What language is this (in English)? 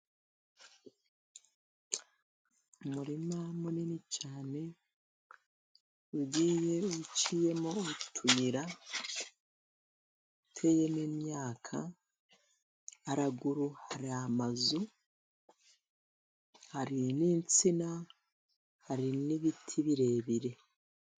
Kinyarwanda